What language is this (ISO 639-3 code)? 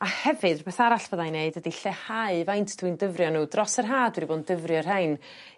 cym